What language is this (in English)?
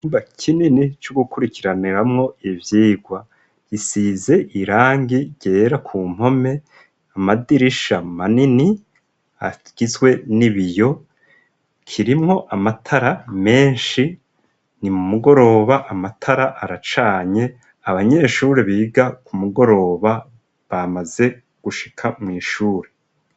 Rundi